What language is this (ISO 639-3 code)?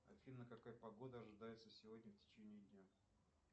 rus